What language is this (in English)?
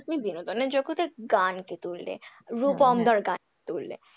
Bangla